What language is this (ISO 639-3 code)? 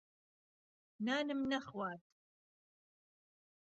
ckb